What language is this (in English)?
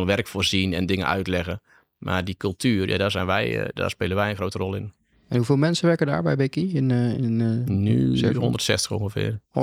Dutch